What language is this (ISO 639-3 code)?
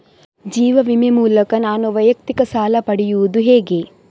kan